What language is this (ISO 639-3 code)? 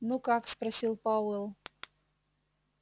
rus